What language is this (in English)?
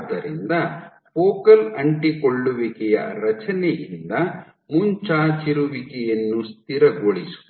Kannada